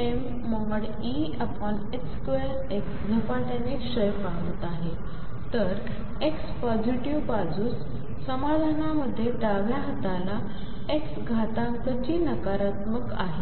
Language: Marathi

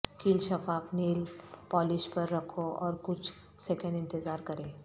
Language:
Urdu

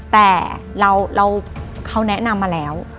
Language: Thai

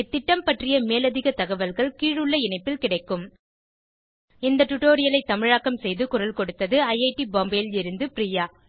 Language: Tamil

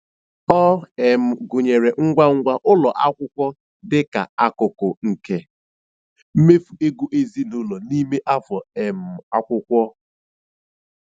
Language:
Igbo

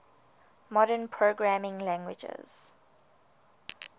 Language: English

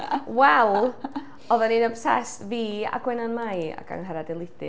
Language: Welsh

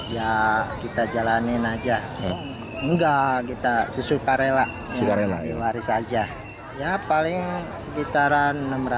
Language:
Indonesian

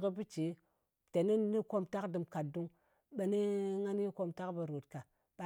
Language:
Ngas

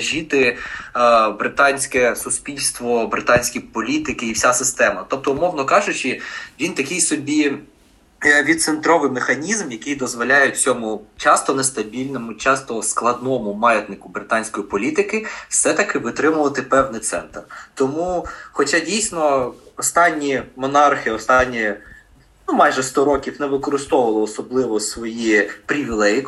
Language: Ukrainian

